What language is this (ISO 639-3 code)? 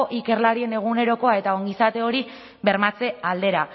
eus